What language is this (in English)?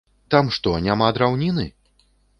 Belarusian